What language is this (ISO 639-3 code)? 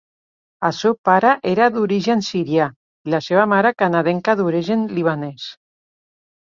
cat